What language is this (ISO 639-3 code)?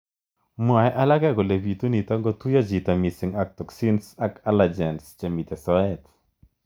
kln